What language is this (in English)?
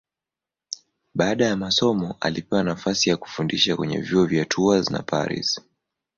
Swahili